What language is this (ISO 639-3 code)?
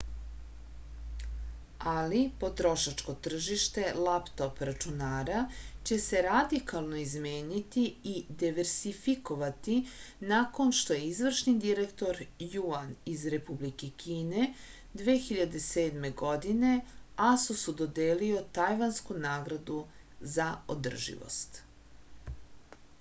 srp